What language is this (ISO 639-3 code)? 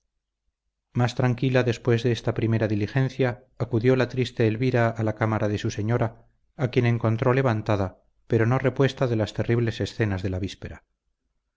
spa